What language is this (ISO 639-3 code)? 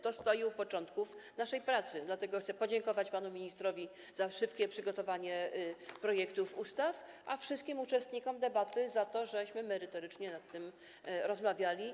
pol